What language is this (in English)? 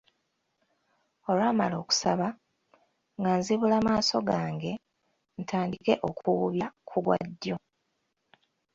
Ganda